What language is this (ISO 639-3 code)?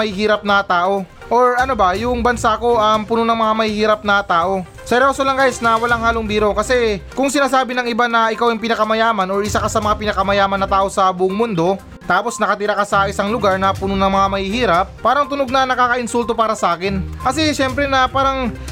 fil